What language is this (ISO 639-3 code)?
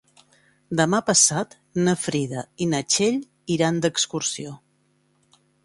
cat